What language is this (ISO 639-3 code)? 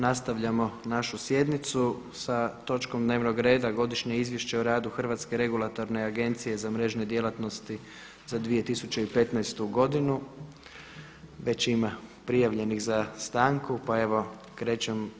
hrv